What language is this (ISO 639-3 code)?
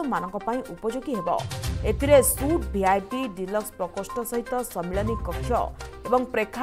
hin